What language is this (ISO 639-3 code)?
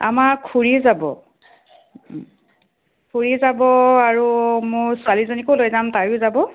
asm